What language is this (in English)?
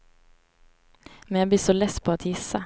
Swedish